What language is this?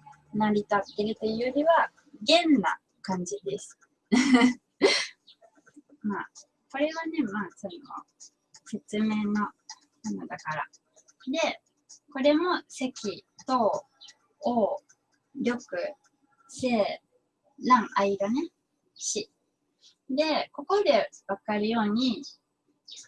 Japanese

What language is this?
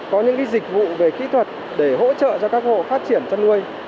Vietnamese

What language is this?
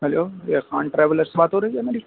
Urdu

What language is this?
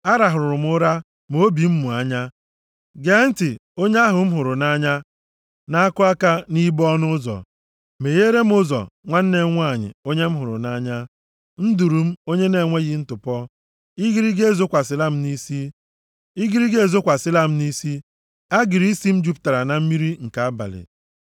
Igbo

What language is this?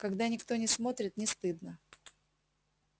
Russian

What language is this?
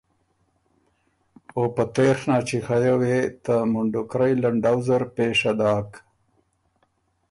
Ormuri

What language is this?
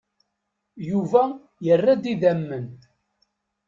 Kabyle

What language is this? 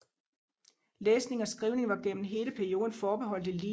Danish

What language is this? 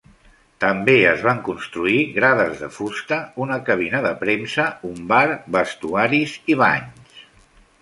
Catalan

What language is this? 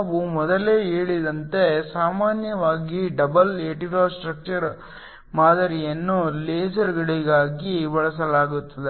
Kannada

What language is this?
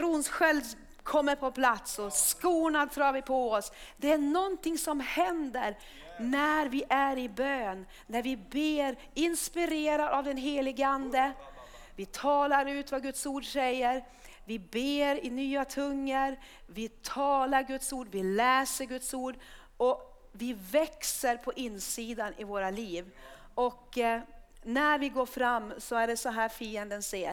Swedish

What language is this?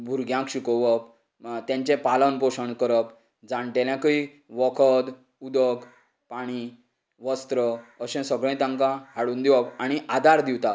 Konkani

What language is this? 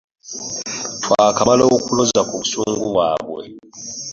Ganda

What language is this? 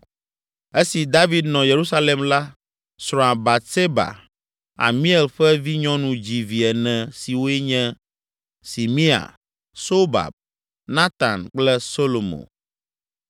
Ewe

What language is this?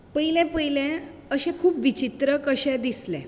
Konkani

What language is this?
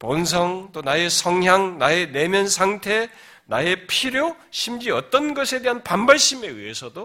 Korean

